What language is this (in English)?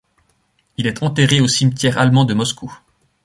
French